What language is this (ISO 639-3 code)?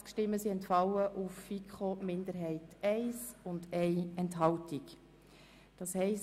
gsw